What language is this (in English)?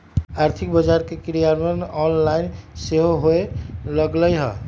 Magahi